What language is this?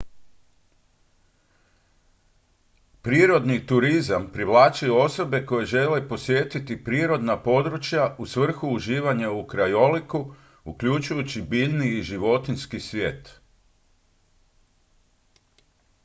Croatian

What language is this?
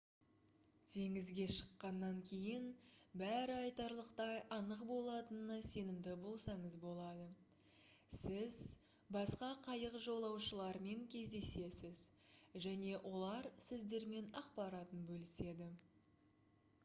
Kazakh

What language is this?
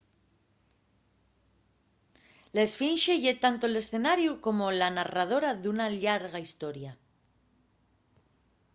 Asturian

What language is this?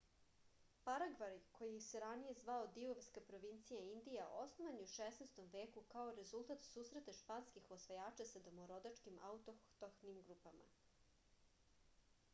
Serbian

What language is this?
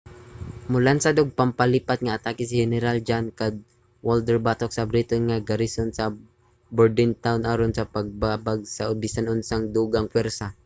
Cebuano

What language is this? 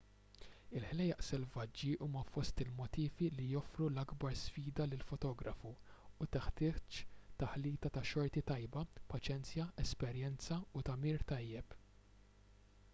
Maltese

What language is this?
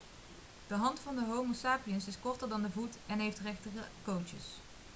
Dutch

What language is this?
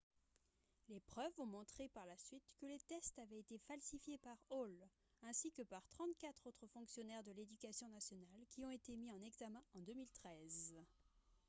French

